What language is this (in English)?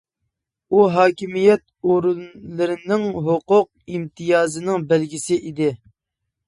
Uyghur